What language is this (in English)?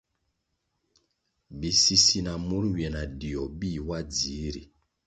Kwasio